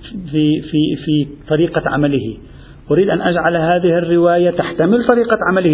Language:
Arabic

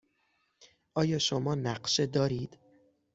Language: Persian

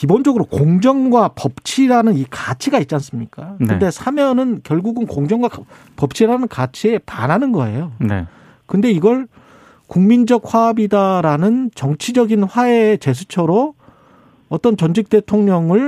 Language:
Korean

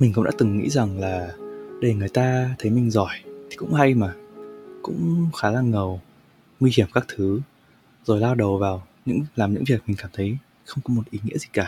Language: Vietnamese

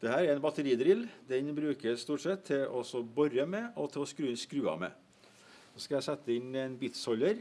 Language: Norwegian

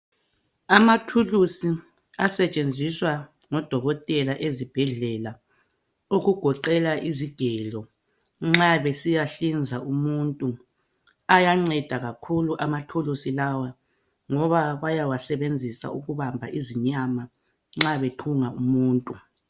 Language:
North Ndebele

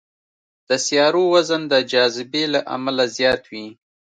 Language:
Pashto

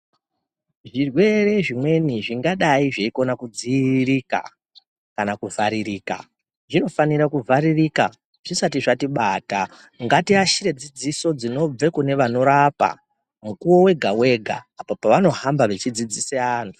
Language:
Ndau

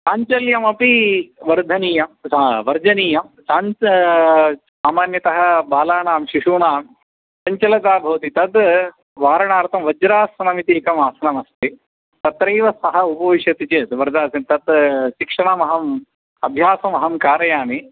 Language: Sanskrit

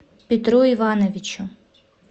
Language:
Russian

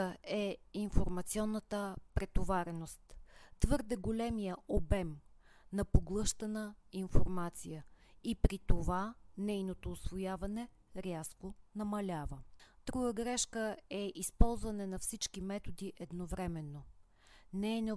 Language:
Bulgarian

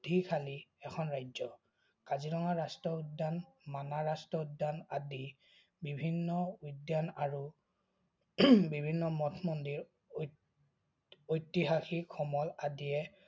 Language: Assamese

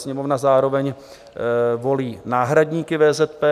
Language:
Czech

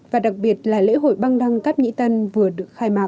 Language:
Vietnamese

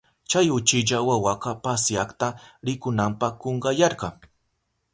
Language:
Southern Pastaza Quechua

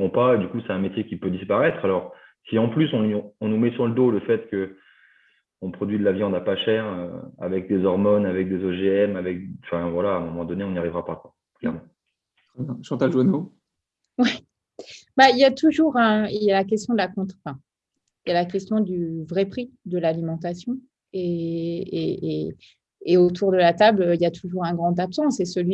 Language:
French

